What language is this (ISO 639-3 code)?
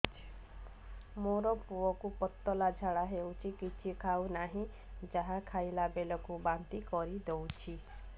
ori